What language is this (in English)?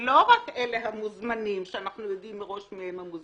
Hebrew